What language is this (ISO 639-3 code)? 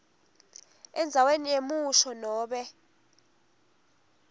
ssw